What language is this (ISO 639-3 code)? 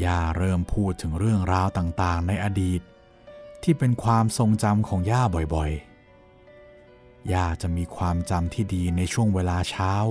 tha